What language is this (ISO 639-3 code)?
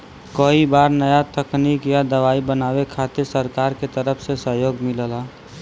bho